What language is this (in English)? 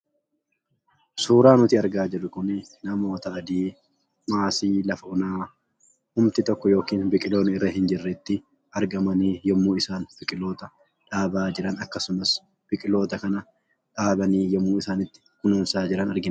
Oromo